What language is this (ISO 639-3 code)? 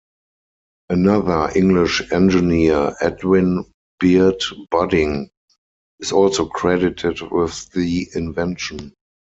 eng